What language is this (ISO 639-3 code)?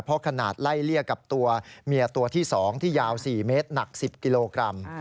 tha